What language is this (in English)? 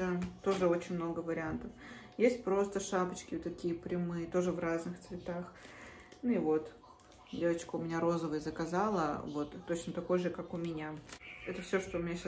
Russian